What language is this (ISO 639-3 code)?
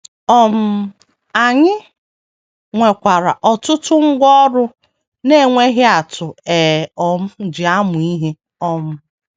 ibo